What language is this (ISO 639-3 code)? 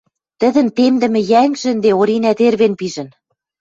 mrj